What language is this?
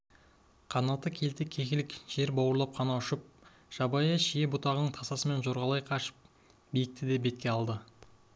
Kazakh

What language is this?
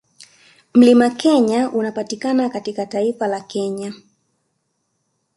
Swahili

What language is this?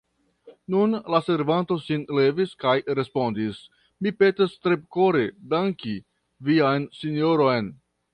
Esperanto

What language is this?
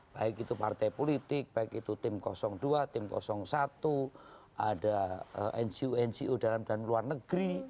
Indonesian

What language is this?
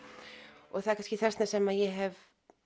Icelandic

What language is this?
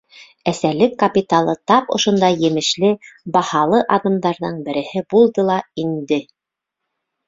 Bashkir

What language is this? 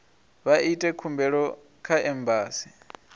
Venda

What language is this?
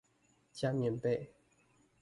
Chinese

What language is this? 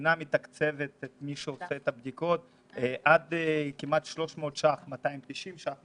Hebrew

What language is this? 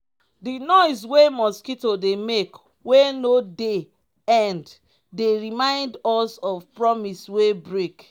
Nigerian Pidgin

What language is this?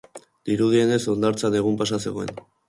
Basque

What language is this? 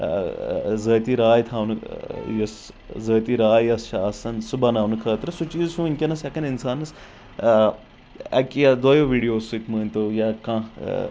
Kashmiri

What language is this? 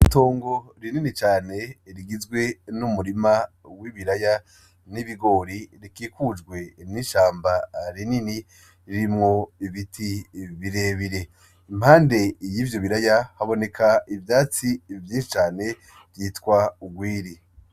Rundi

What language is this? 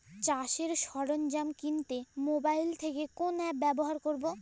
Bangla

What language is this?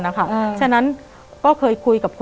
Thai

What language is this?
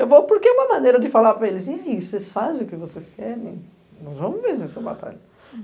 Portuguese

